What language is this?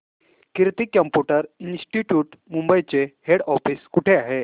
Marathi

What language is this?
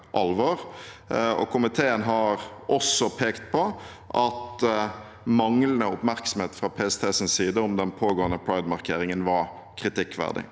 Norwegian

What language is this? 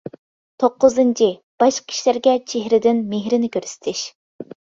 Uyghur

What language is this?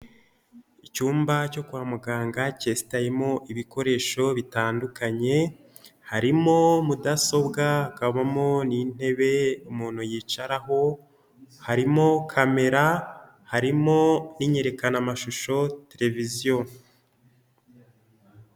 Kinyarwanda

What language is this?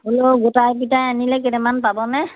Assamese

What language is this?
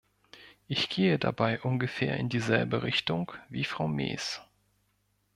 German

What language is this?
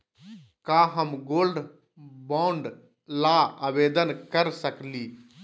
Magahi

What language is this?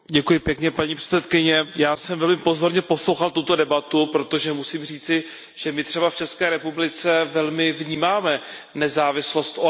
Czech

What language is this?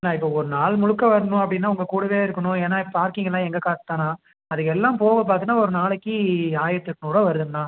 Tamil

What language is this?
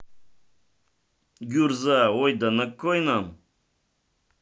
Russian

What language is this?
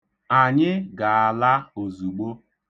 Igbo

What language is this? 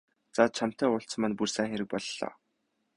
Mongolian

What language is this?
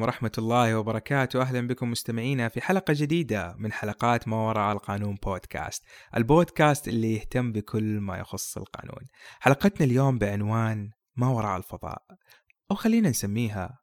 Arabic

